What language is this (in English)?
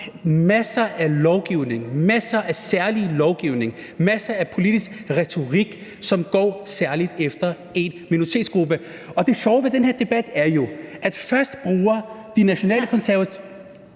Danish